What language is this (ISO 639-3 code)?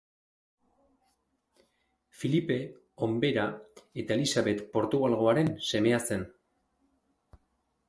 eus